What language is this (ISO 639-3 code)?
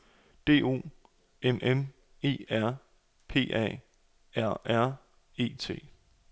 dan